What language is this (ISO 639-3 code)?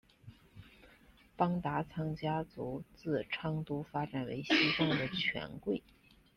zho